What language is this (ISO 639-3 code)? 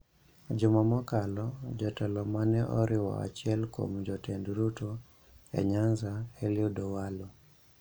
luo